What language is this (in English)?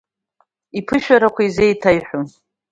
Abkhazian